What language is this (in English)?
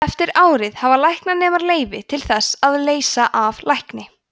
Icelandic